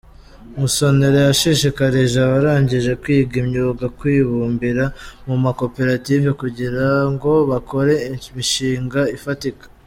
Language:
Kinyarwanda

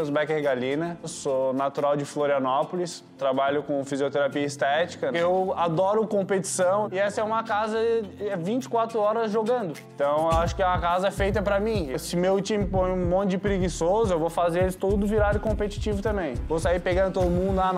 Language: Portuguese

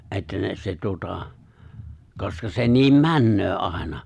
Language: Finnish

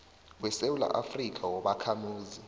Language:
South Ndebele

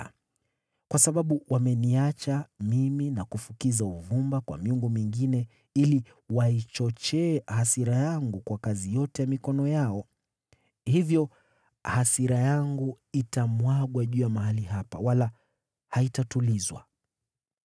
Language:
Swahili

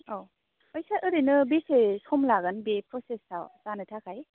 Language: Bodo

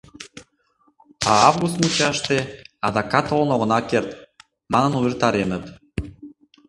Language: Mari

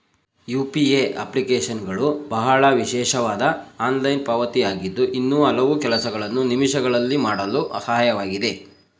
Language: Kannada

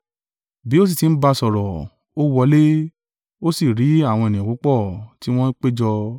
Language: Yoruba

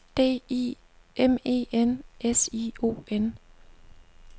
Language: Danish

